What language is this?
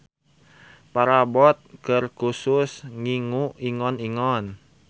Sundanese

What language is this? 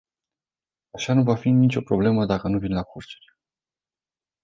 Romanian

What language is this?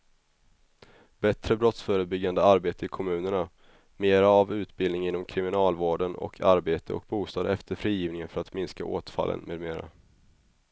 Swedish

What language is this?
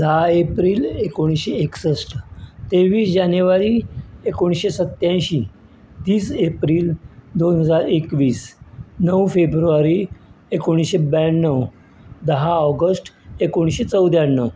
Konkani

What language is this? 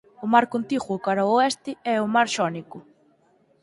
Galician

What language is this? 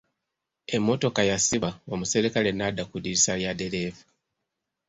Ganda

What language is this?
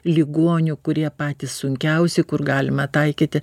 Lithuanian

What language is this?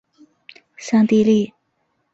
Chinese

